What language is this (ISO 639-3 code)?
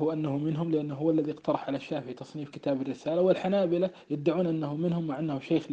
ara